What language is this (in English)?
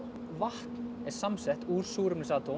Icelandic